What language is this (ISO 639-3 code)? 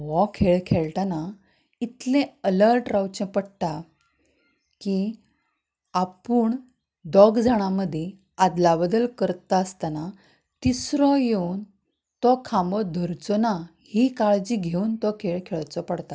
kok